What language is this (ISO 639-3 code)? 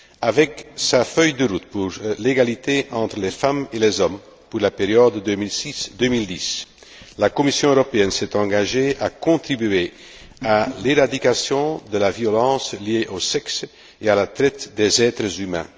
fra